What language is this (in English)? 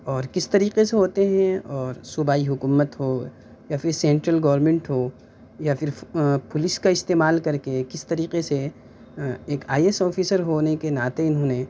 Urdu